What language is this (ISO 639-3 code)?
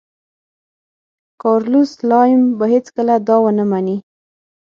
pus